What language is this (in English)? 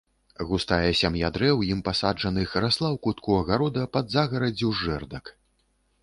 Belarusian